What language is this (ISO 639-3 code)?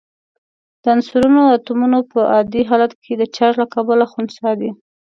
pus